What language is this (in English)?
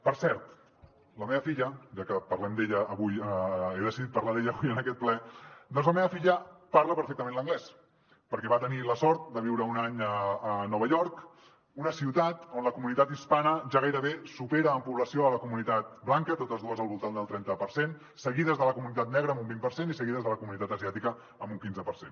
Catalan